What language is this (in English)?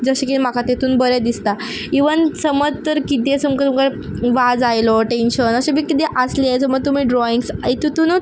Konkani